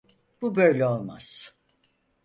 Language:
Turkish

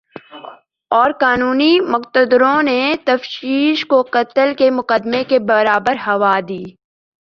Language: Urdu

